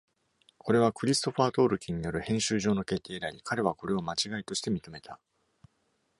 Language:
Japanese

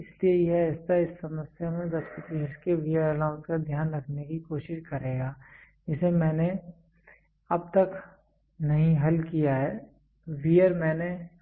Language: Hindi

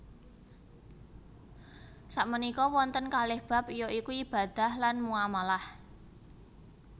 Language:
Javanese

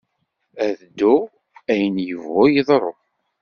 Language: Kabyle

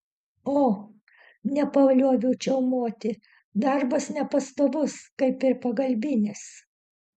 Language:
Lithuanian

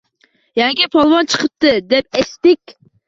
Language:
Uzbek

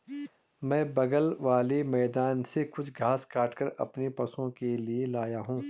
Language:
Hindi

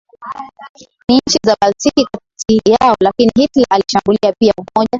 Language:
Swahili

